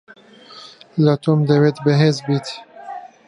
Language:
Central Kurdish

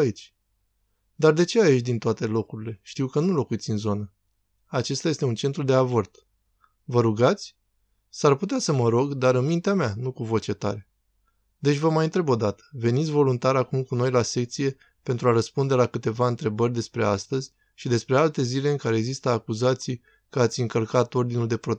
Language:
Romanian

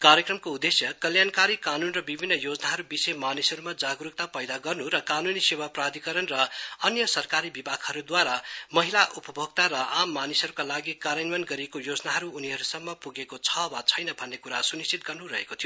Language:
Nepali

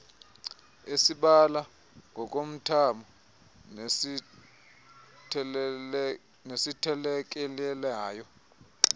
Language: Xhosa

